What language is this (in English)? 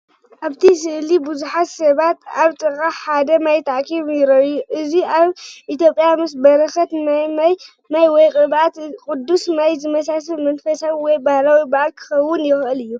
Tigrinya